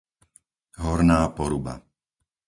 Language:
Slovak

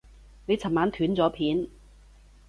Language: Cantonese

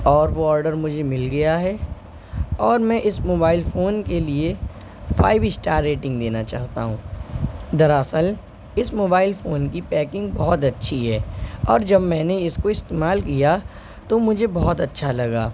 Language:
Urdu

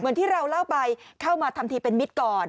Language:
Thai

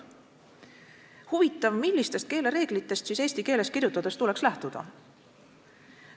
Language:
Estonian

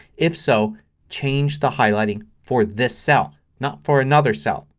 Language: English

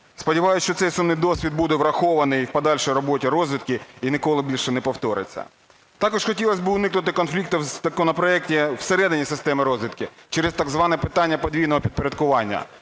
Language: Ukrainian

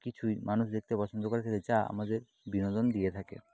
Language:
Bangla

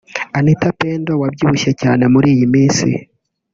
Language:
Kinyarwanda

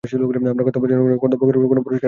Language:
Bangla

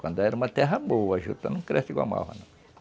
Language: Portuguese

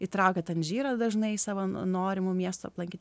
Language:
Lithuanian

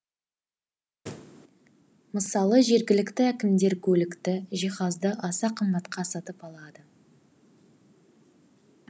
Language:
Kazakh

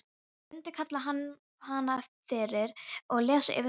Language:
Icelandic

